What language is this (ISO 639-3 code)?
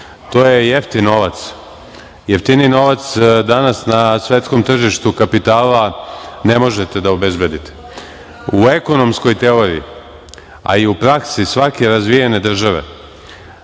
srp